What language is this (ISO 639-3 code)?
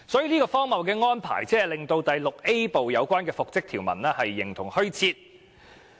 yue